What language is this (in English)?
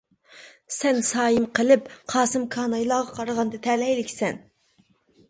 Uyghur